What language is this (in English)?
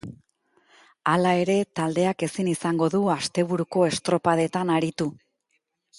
Basque